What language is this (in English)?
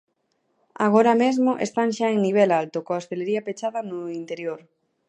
Galician